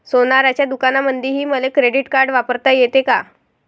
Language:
Marathi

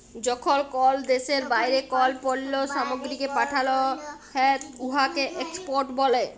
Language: Bangla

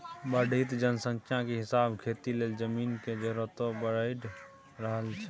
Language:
Maithili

